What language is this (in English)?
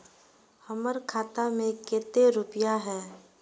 Magahi